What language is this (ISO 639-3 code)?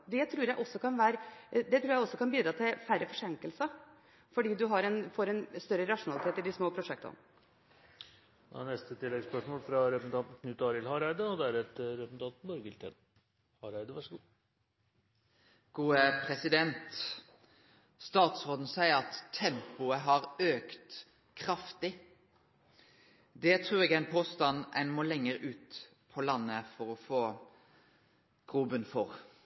nor